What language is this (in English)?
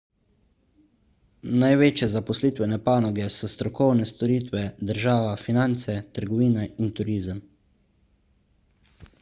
Slovenian